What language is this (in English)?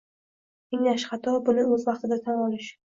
Uzbek